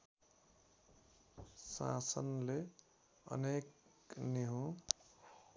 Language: Nepali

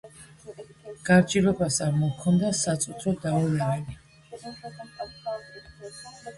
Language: Georgian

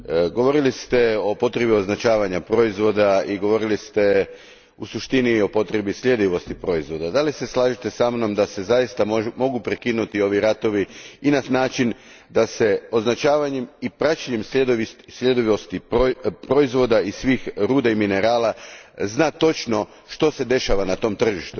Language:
Croatian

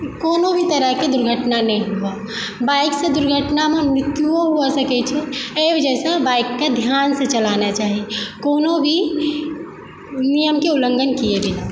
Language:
Maithili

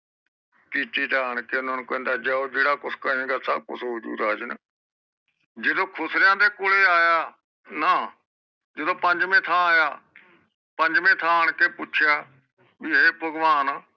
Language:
Punjabi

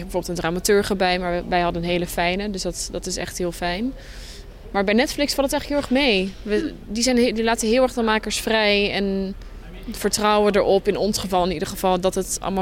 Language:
Dutch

